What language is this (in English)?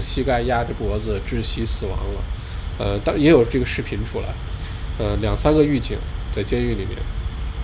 Chinese